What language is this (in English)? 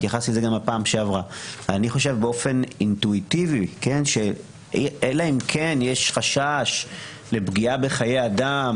Hebrew